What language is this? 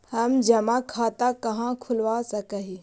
Magahi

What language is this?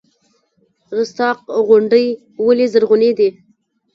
Pashto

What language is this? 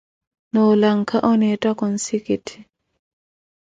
Koti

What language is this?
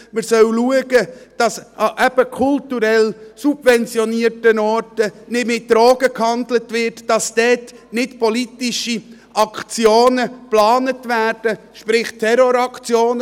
Swiss German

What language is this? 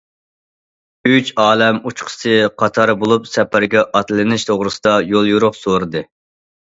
Uyghur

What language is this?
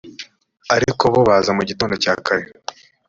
Kinyarwanda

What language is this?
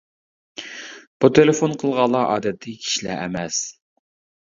Uyghur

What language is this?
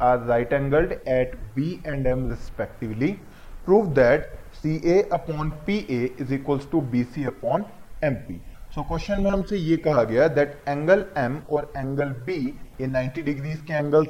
Hindi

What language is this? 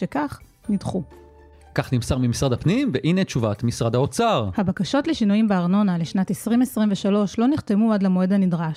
Hebrew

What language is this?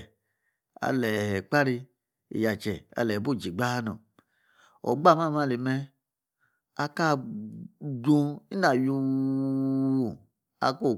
Yace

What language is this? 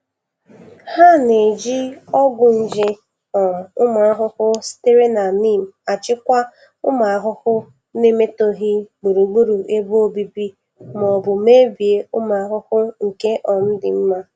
Igbo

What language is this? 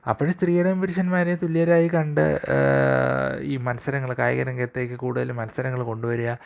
Malayalam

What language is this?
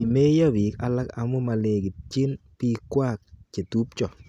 Kalenjin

